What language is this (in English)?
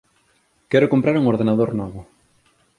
Galician